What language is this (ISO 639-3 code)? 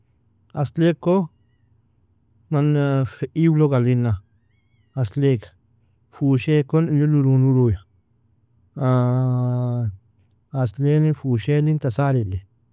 fia